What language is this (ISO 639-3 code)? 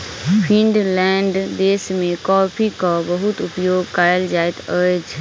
mai